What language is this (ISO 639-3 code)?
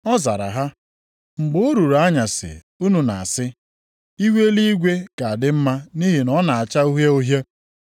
ibo